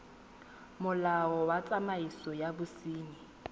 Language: Tswana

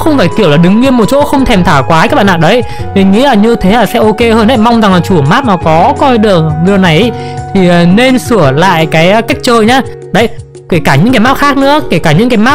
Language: Vietnamese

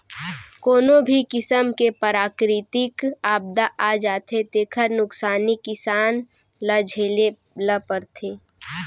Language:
Chhattisgarhi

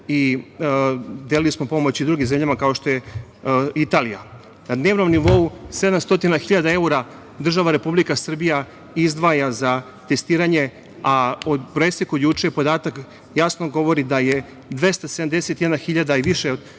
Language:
Serbian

